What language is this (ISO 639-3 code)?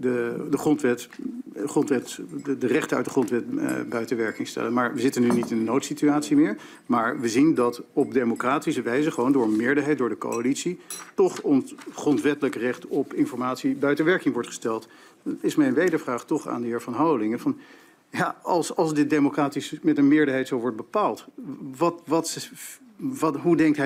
nld